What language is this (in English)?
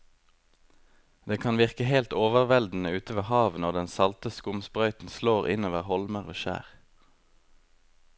Norwegian